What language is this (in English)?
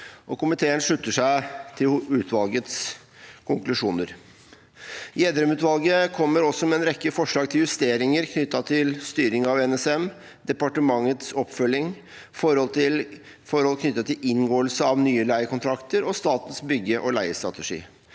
Norwegian